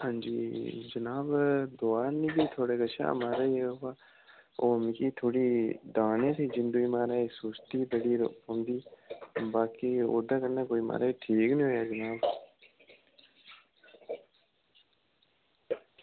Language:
Dogri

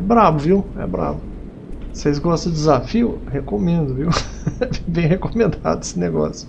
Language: Portuguese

